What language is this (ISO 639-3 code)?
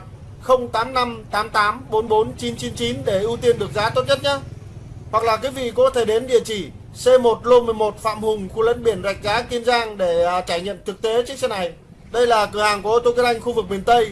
vie